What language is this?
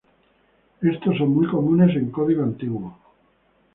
Spanish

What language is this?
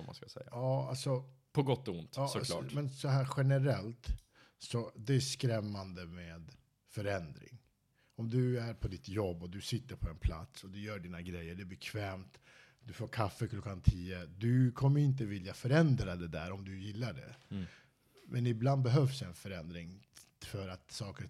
Swedish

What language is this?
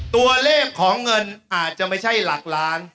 Thai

